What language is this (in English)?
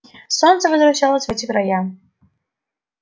Russian